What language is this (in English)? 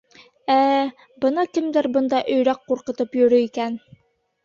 Bashkir